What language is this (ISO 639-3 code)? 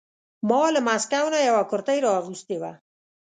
pus